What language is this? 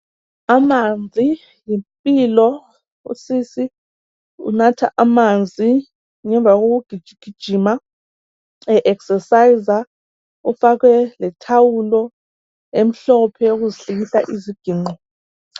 North Ndebele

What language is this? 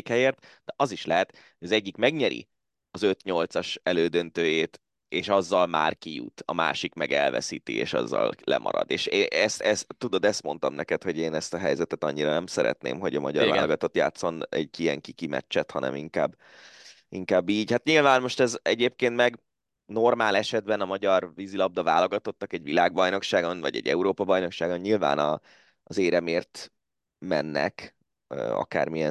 Hungarian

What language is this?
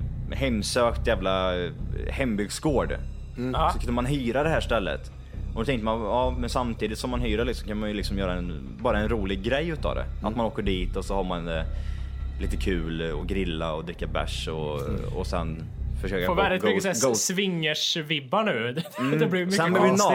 Swedish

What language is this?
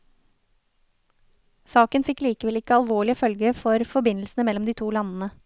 Norwegian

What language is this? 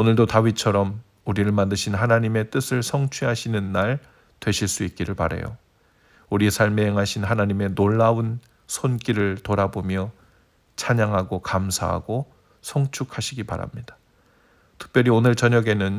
Korean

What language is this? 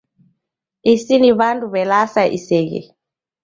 Taita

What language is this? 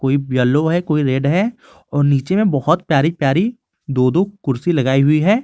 Hindi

